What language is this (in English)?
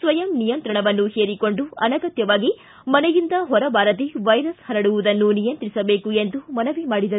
Kannada